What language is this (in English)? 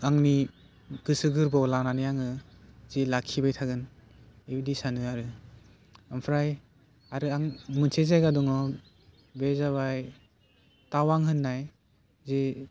Bodo